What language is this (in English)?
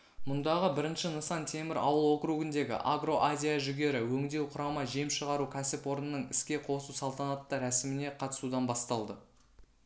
Kazakh